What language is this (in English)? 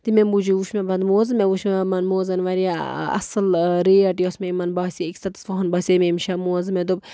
Kashmiri